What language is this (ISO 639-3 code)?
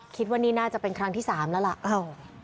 tha